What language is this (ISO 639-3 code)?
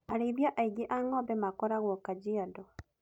kik